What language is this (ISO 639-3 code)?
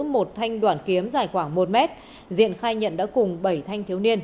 vie